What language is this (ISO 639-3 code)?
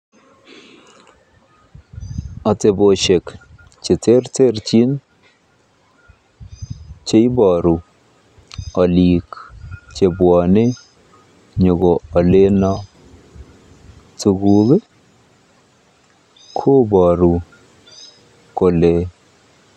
kln